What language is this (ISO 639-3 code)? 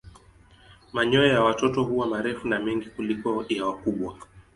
swa